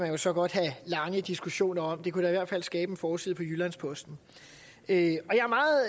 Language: Danish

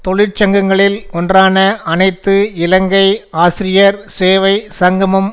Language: Tamil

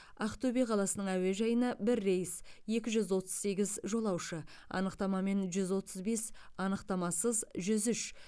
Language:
Kazakh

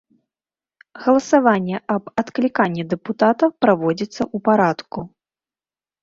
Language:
Belarusian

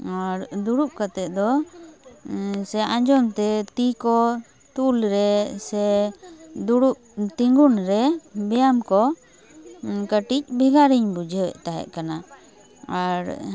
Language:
Santali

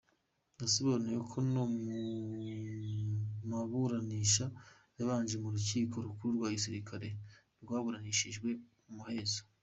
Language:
Kinyarwanda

